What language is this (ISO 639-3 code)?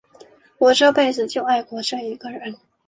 zho